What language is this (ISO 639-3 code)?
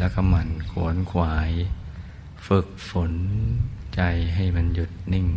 tha